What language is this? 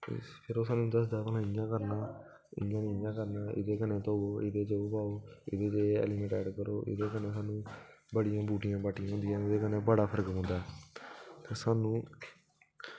Dogri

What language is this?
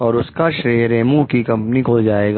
Hindi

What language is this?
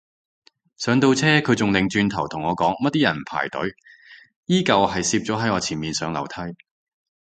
Cantonese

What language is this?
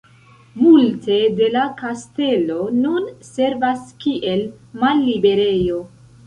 Esperanto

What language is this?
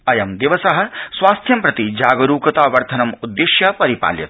Sanskrit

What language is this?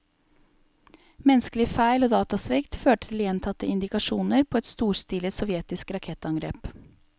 Norwegian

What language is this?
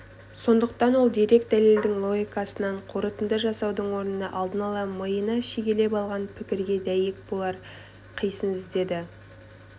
Kazakh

